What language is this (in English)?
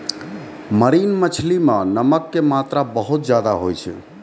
Maithili